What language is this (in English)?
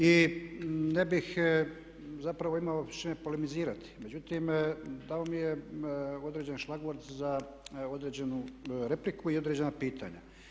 Croatian